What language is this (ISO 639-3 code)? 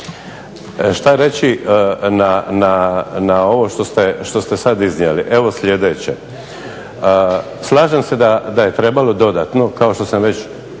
hrv